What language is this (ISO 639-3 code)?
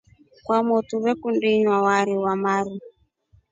rof